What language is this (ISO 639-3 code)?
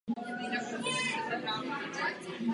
ces